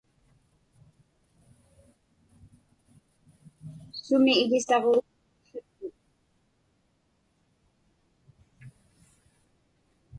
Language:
Inupiaq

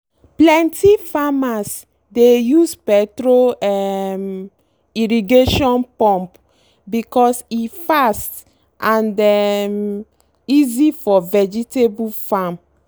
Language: Nigerian Pidgin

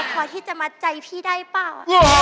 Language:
Thai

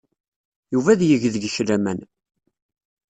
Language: Kabyle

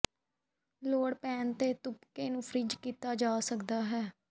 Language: Punjabi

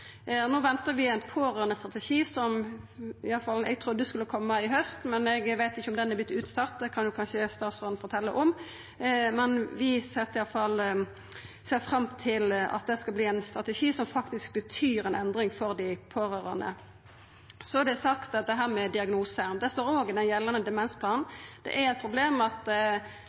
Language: Norwegian Nynorsk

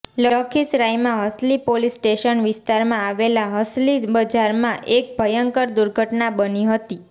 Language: Gujarati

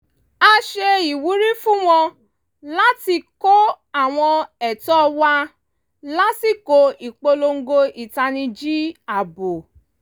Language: Yoruba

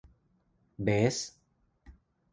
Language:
Thai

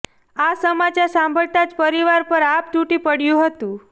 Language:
Gujarati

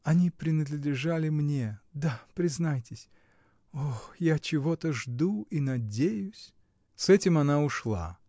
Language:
Russian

